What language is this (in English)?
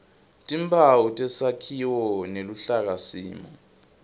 Swati